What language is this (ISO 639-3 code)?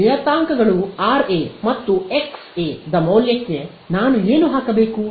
kan